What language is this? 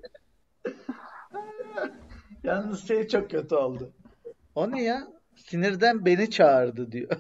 Turkish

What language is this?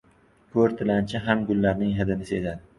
Uzbek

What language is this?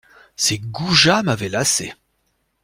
French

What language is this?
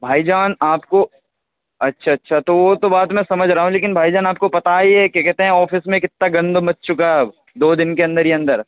Urdu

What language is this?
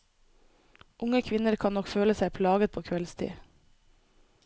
Norwegian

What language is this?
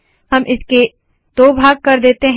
Hindi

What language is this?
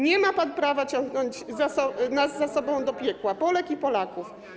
Polish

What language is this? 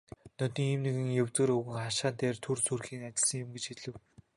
Mongolian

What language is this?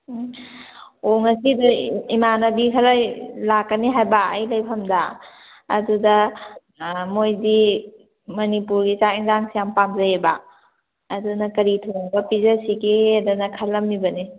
Manipuri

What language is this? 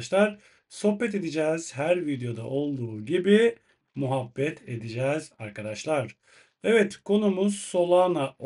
Turkish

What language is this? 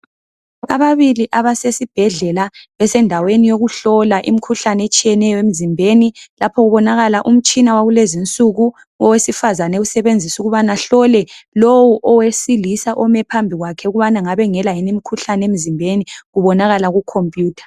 North Ndebele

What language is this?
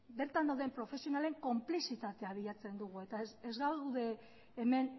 Basque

